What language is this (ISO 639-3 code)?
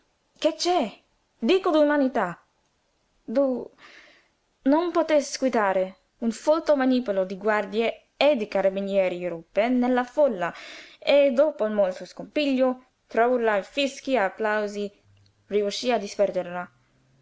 ita